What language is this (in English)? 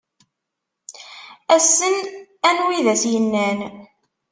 Kabyle